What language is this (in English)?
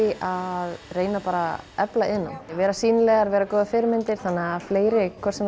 Icelandic